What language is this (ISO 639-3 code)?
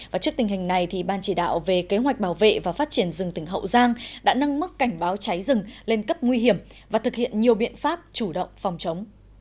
vie